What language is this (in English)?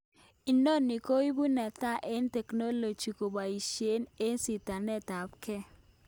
Kalenjin